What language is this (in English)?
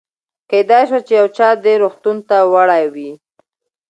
Pashto